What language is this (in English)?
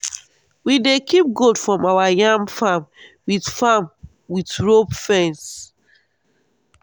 Nigerian Pidgin